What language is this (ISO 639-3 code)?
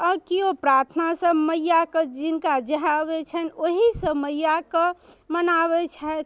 mai